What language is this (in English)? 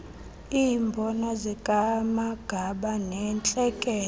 Xhosa